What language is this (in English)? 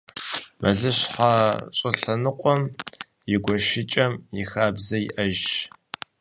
Kabardian